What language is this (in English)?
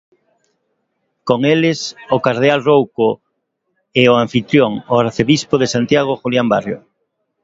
Galician